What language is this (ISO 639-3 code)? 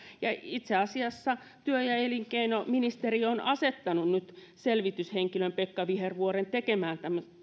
fin